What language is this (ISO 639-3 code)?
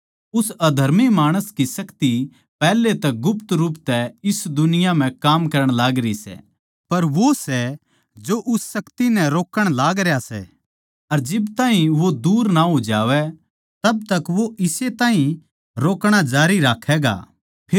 bgc